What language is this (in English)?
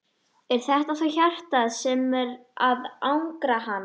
Icelandic